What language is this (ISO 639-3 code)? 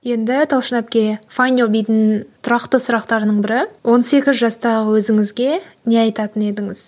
kaz